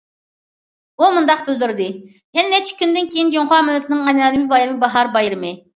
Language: Uyghur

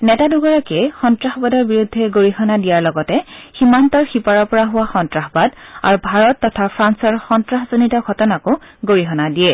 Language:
Assamese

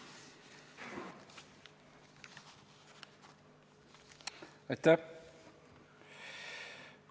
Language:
Estonian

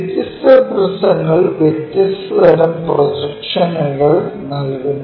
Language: Malayalam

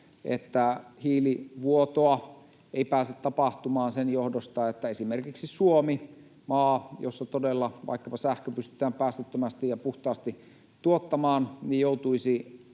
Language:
Finnish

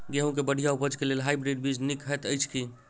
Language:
Maithili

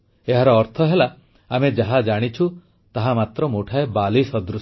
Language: Odia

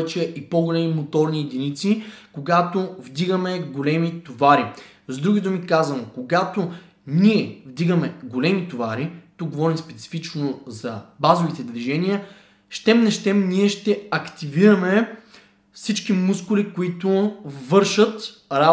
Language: Bulgarian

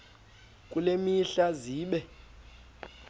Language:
Xhosa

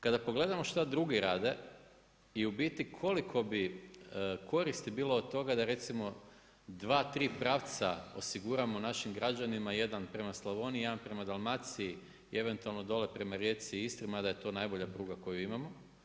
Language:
Croatian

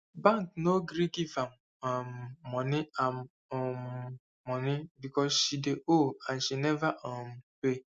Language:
Nigerian Pidgin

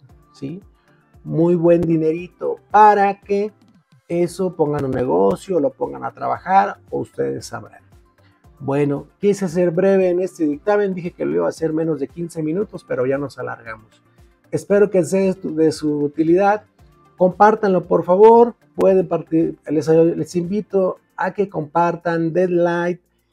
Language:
Spanish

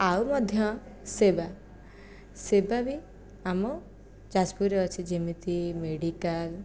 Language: Odia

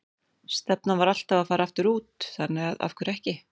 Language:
Icelandic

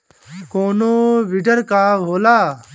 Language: Bhojpuri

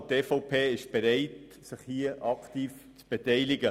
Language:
Swiss German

